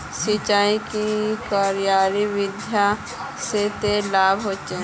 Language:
Magahi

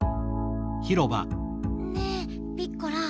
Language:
Japanese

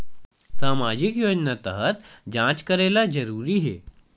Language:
Chhattisgarhi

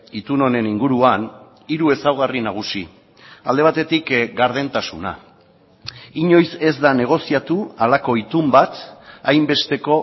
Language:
Basque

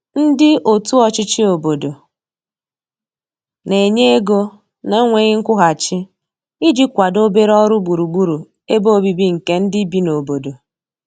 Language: Igbo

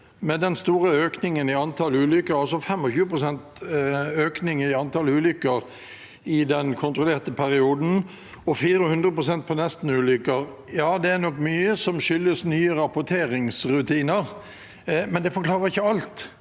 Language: Norwegian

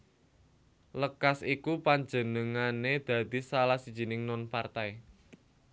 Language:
Javanese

